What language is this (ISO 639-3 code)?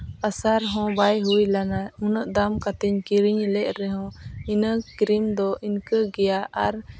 sat